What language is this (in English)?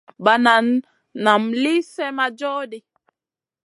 Masana